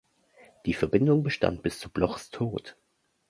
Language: German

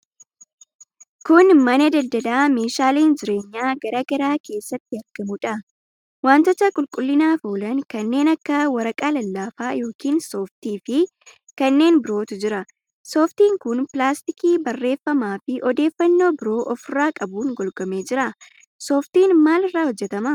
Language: Oromo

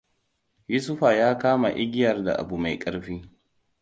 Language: Hausa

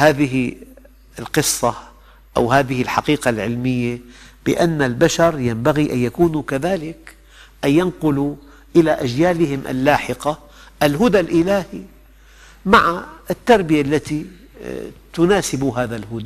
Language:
Arabic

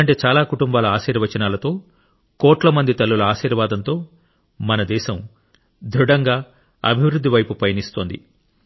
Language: Telugu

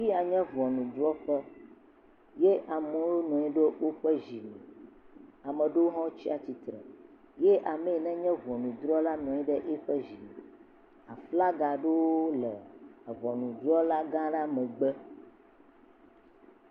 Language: Ewe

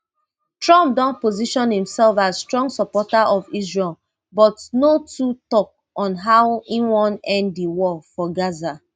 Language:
Nigerian Pidgin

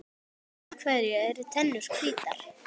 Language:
Icelandic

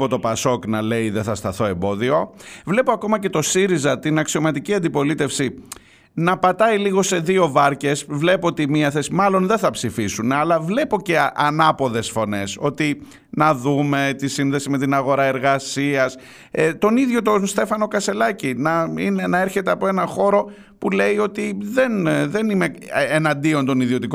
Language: Greek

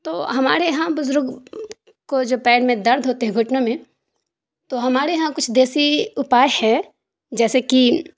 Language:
Urdu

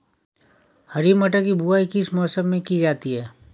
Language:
Hindi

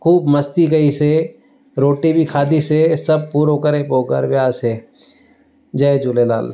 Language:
Sindhi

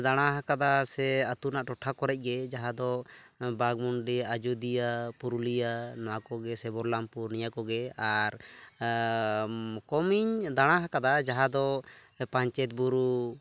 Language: Santali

